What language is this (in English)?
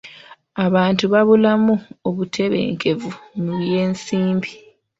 Ganda